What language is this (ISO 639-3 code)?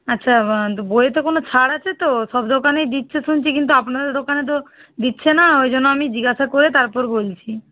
ben